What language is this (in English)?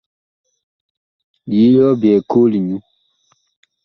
Bakoko